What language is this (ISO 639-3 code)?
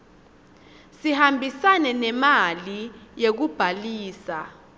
ssw